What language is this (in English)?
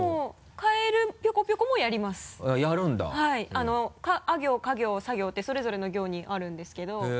Japanese